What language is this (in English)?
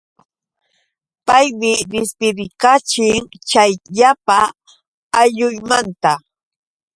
Yauyos Quechua